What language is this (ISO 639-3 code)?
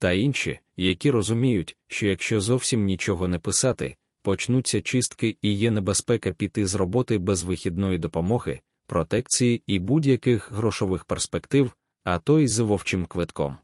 ukr